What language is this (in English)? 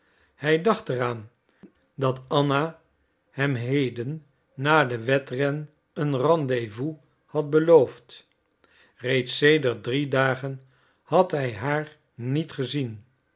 Dutch